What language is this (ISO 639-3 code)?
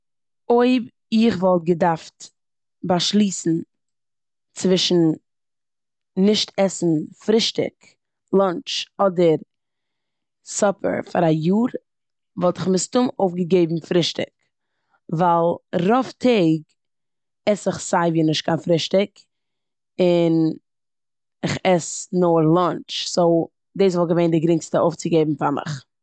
yid